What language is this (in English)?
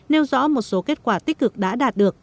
Vietnamese